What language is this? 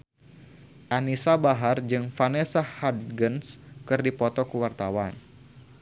Sundanese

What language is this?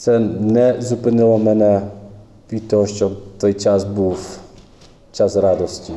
Ukrainian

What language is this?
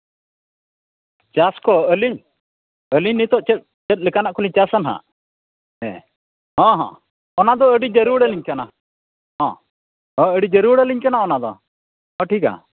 Santali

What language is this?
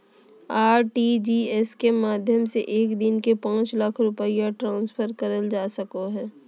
Magahi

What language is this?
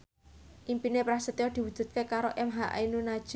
Javanese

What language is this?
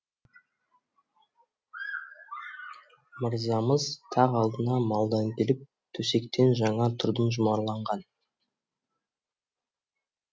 Kazakh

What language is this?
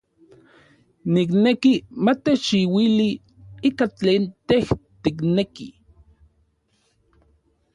Orizaba Nahuatl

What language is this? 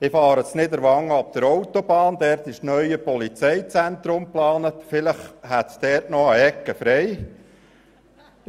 Swiss German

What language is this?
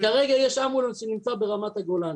Hebrew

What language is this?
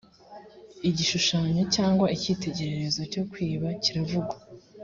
Kinyarwanda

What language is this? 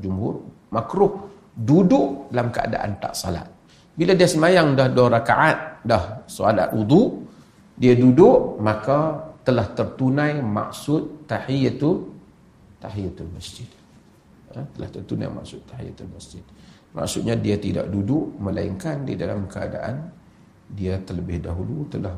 Malay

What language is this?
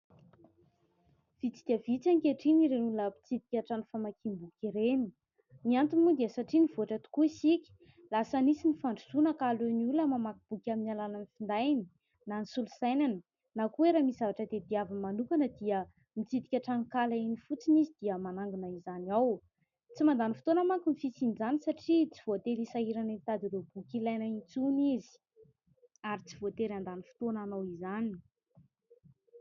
Malagasy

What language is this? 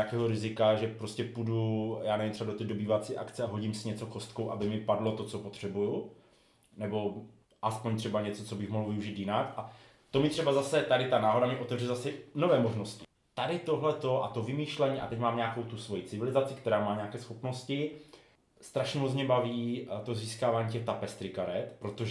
Czech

